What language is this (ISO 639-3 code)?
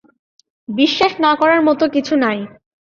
ben